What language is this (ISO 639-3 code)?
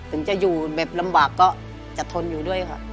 tha